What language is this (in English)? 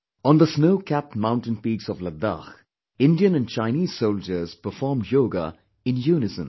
English